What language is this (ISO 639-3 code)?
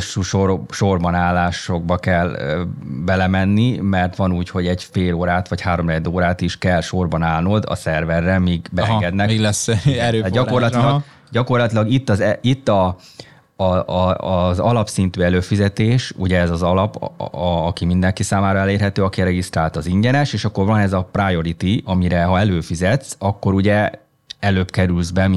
hun